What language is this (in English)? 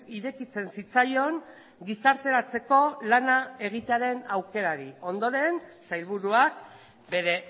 Basque